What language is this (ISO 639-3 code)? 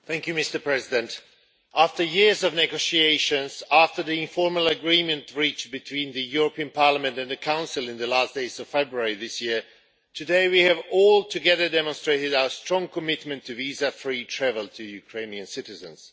eng